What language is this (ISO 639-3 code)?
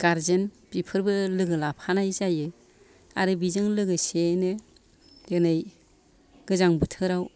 brx